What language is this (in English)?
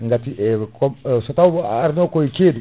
Fula